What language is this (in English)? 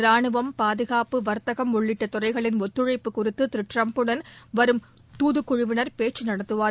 Tamil